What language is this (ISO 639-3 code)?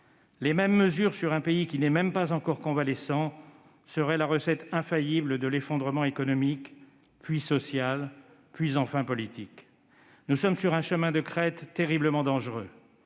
fra